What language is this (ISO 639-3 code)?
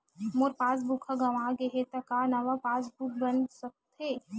hne